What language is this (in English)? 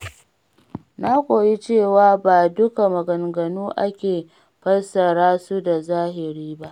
Hausa